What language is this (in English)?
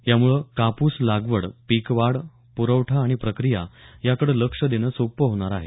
Marathi